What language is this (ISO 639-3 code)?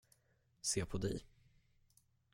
swe